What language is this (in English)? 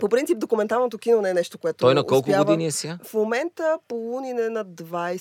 Bulgarian